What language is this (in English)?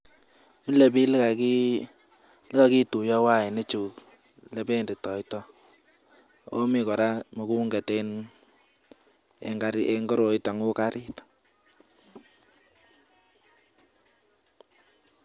Kalenjin